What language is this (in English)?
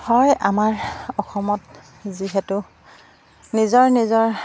Assamese